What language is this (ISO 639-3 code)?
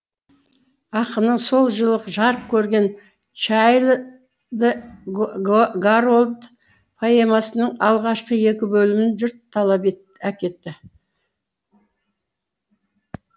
kaz